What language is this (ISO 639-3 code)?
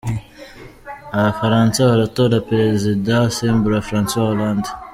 kin